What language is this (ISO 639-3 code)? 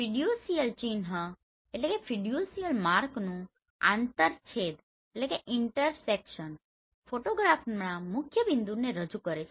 guj